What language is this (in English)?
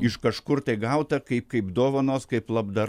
Lithuanian